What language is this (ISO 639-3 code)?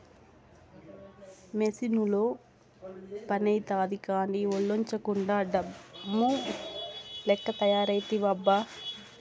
tel